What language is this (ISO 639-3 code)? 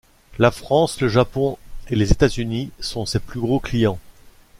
fra